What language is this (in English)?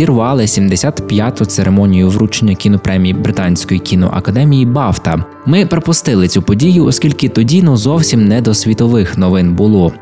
Ukrainian